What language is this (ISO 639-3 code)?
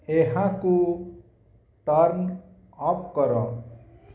ori